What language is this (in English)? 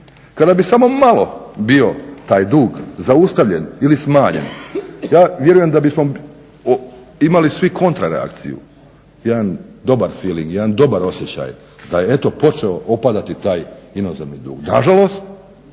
Croatian